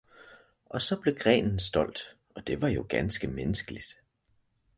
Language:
Danish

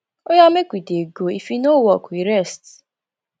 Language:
Nigerian Pidgin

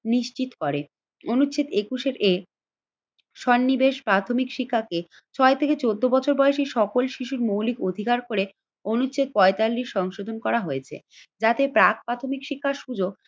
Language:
Bangla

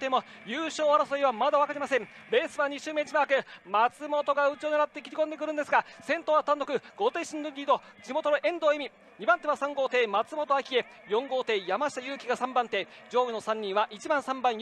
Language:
Japanese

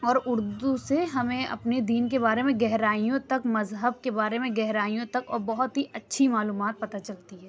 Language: Urdu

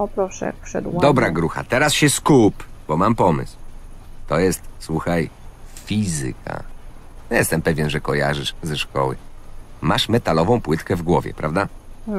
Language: Polish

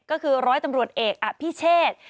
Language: Thai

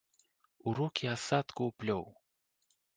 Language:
Belarusian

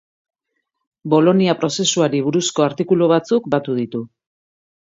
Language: Basque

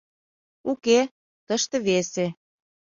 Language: Mari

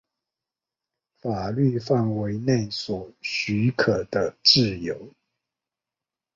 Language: Chinese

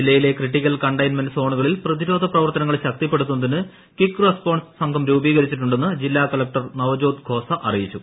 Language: Malayalam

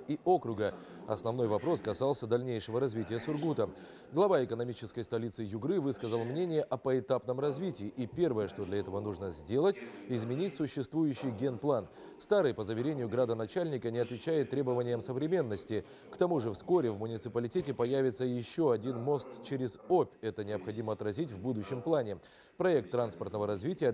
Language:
Russian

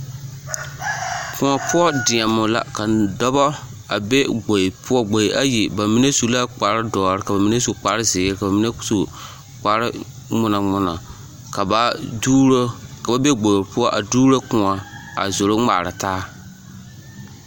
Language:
Southern Dagaare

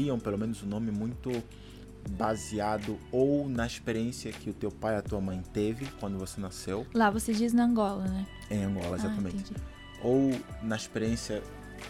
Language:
Portuguese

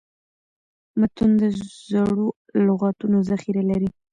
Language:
Pashto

